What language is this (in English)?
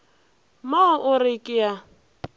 Northern Sotho